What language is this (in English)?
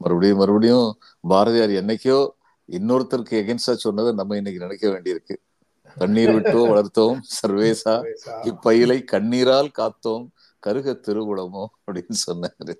Tamil